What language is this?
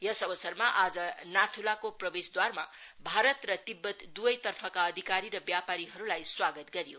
Nepali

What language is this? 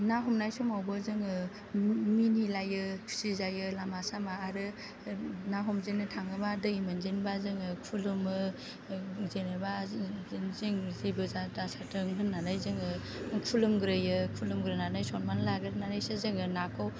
Bodo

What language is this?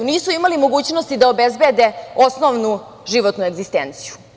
Serbian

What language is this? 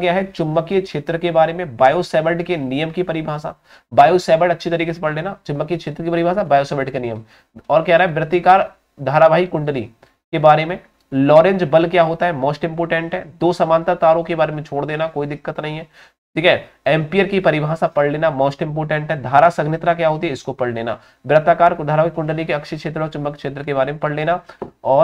Hindi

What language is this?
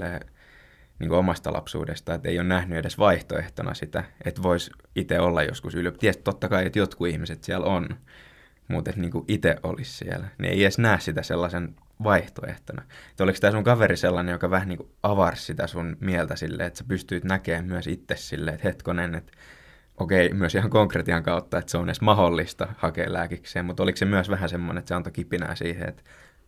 Finnish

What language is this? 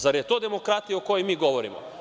Serbian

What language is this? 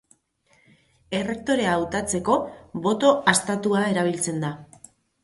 Basque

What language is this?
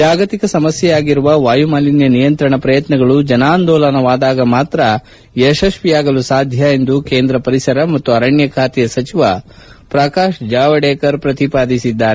Kannada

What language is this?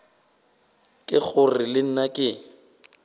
Northern Sotho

